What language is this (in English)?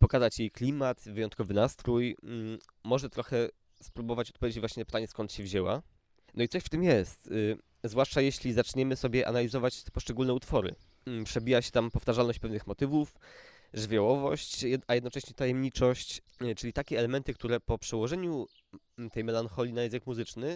Polish